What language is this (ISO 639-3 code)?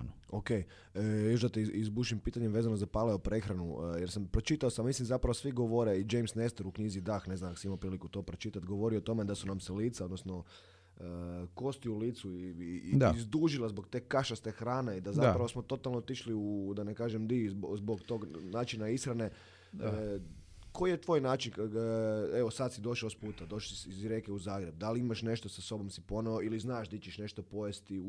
hrv